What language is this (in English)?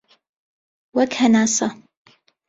Central Kurdish